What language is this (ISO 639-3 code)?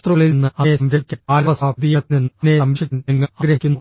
mal